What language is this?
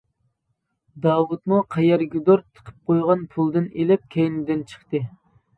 Uyghur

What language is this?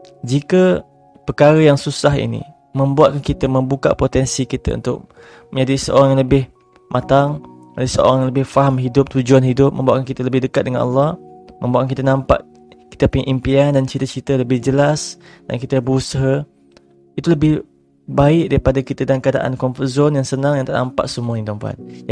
Malay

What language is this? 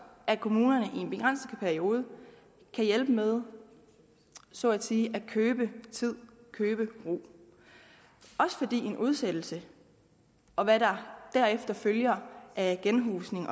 Danish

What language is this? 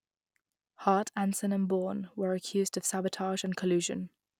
English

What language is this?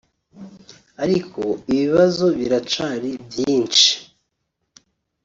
Kinyarwanda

